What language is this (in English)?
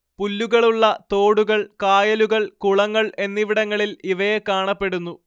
Malayalam